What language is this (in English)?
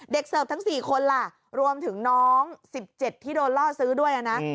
Thai